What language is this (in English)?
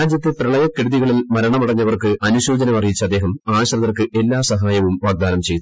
Malayalam